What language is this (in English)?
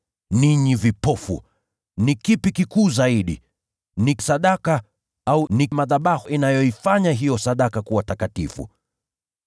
Swahili